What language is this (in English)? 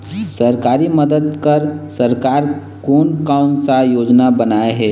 Chhattisgarhi